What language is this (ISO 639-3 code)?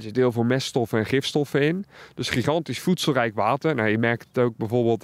nld